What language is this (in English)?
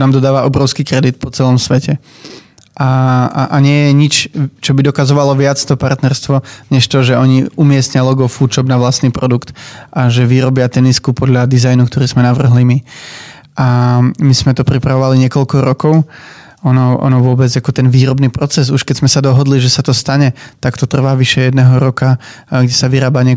Czech